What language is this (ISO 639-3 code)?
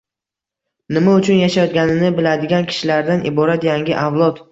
uzb